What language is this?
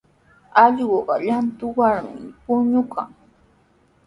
Sihuas Ancash Quechua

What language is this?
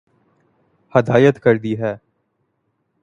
Urdu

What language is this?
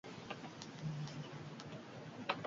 Basque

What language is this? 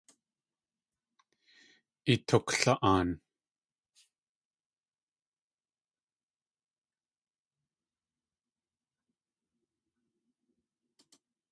Tlingit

